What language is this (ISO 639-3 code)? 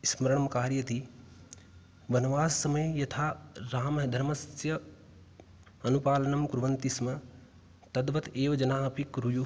san